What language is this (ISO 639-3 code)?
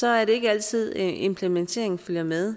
dan